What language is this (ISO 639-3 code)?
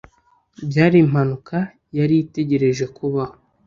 kin